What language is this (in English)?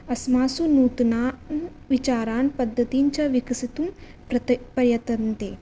Sanskrit